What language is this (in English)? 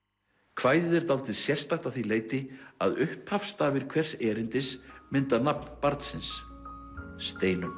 Icelandic